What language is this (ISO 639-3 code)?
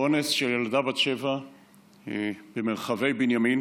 heb